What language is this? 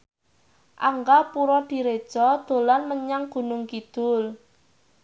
Javanese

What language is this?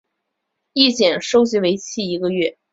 Chinese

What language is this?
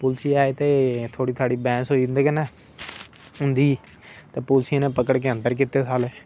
Dogri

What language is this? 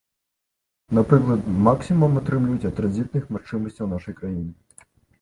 Belarusian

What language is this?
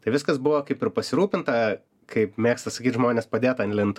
Lithuanian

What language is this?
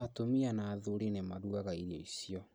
Kikuyu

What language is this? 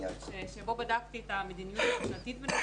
Hebrew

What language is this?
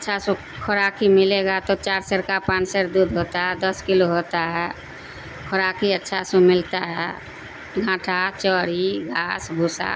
Urdu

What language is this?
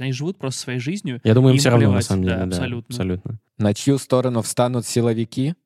Russian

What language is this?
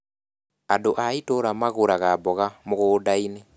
Kikuyu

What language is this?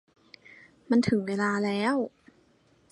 Thai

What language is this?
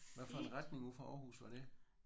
Danish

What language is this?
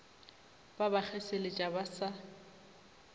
Northern Sotho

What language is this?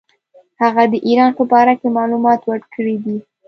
Pashto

